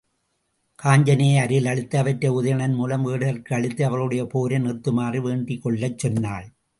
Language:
Tamil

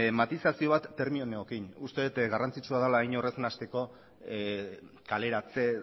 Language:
Basque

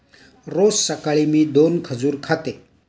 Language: Marathi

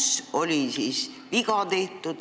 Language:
Estonian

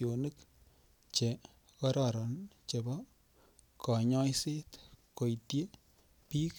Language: Kalenjin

